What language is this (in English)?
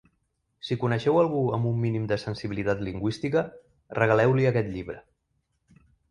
Catalan